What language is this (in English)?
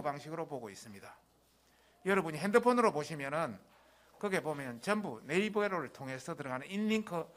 Korean